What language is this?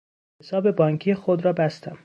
Persian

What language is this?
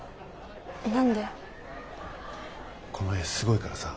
Japanese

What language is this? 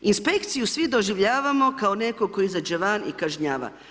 Croatian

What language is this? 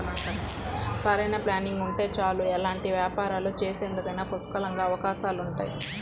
Telugu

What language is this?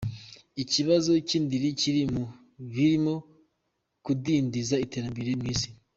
Kinyarwanda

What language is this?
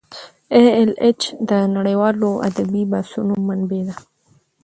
Pashto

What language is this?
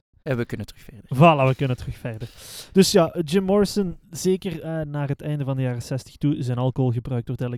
Dutch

